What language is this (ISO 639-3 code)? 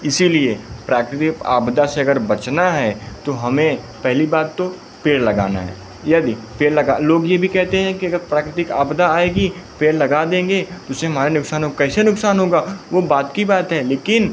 hin